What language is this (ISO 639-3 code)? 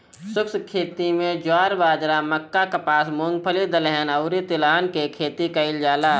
bho